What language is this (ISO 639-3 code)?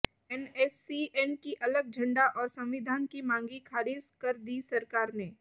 hin